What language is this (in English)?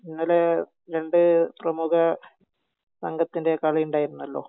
Malayalam